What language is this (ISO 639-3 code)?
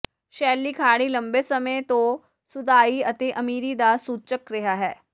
pan